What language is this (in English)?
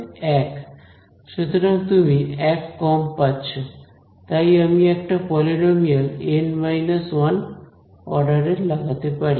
Bangla